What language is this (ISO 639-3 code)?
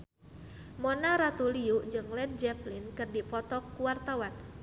sun